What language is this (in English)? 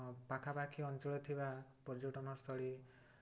Odia